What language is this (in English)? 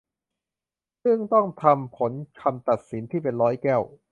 Thai